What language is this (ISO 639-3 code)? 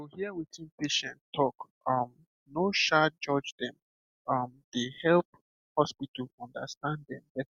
pcm